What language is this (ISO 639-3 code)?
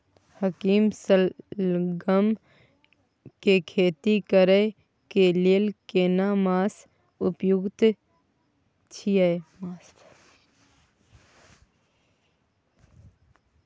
mai